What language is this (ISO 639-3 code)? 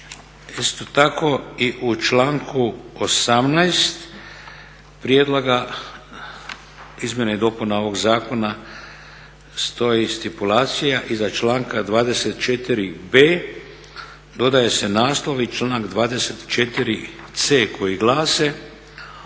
hrv